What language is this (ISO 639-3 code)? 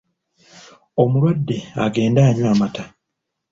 lug